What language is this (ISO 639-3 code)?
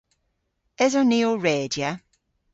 cor